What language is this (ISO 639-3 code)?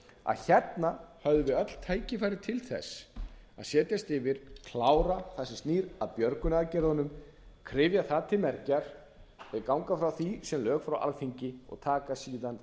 isl